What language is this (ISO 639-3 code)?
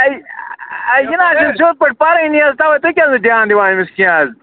kas